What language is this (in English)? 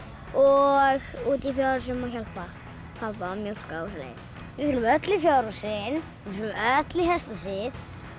Icelandic